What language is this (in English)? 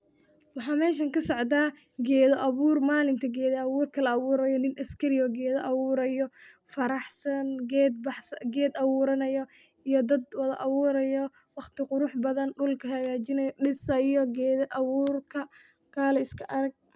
Somali